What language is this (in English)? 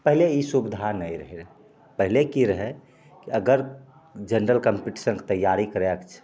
Maithili